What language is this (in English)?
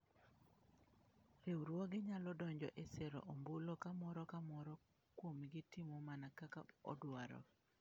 Luo (Kenya and Tanzania)